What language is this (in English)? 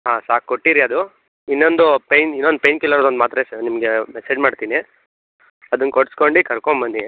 Kannada